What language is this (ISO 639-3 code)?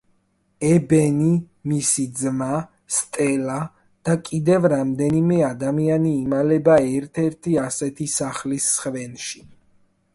kat